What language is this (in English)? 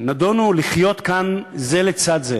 Hebrew